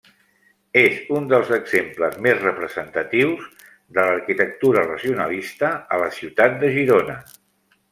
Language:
Catalan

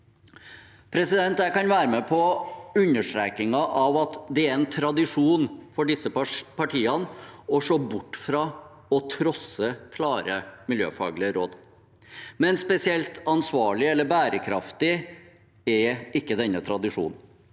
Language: Norwegian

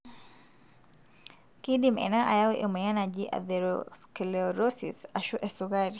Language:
Masai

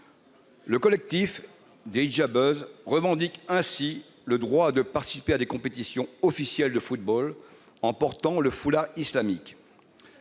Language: French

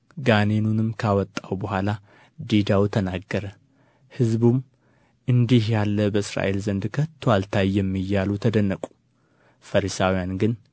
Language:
Amharic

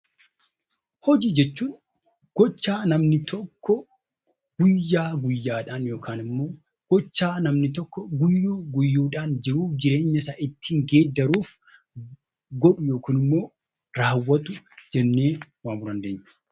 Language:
Oromo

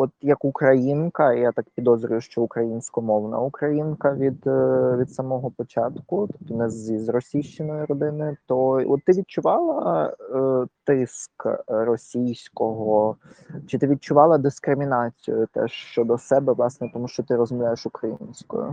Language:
Ukrainian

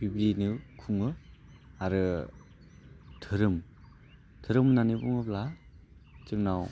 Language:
Bodo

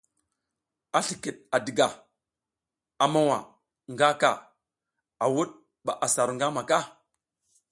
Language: South Giziga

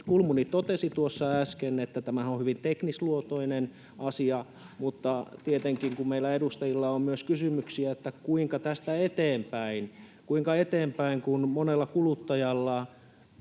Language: Finnish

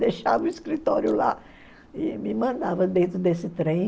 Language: Portuguese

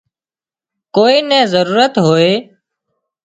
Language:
Wadiyara Koli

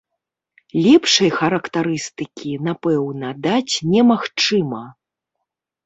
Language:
Belarusian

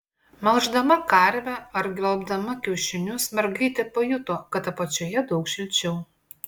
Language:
Lithuanian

